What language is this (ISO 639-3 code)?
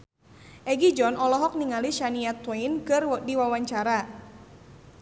sun